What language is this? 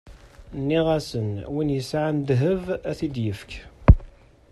Kabyle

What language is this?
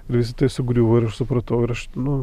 Lithuanian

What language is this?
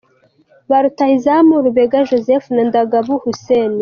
Kinyarwanda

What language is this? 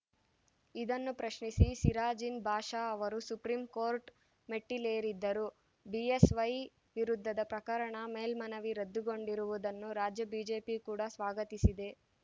Kannada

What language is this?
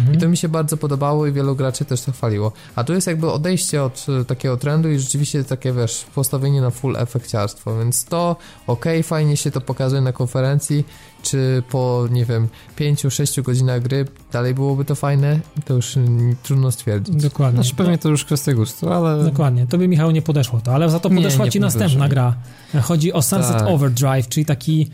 Polish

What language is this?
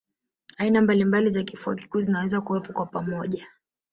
Swahili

